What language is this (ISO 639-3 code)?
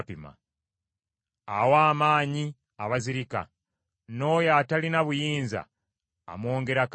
lug